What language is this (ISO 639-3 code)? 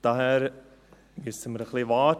gsw